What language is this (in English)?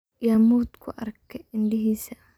Somali